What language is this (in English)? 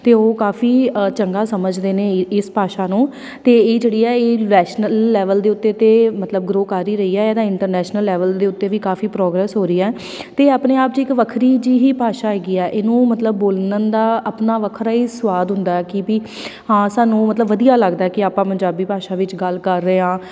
Punjabi